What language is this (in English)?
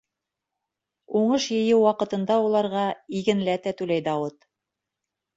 Bashkir